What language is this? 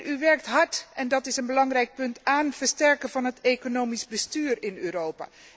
Dutch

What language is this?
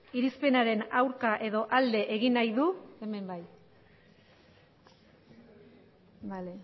Basque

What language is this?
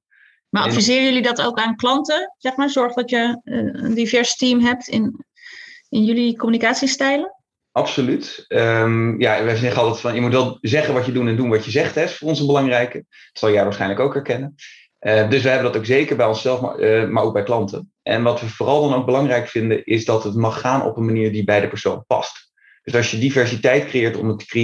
Dutch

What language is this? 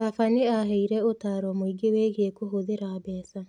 Kikuyu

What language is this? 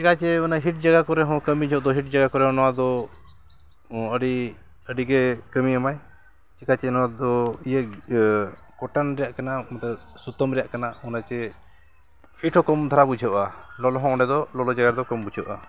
Santali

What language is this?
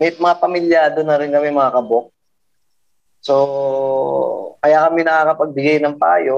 Filipino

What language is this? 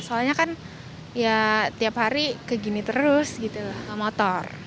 Indonesian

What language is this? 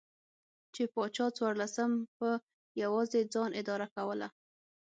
Pashto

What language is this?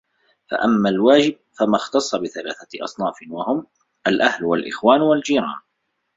Arabic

